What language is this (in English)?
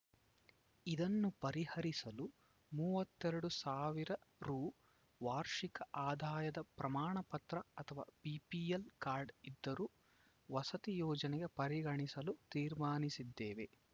Kannada